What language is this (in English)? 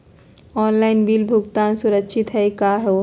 Magahi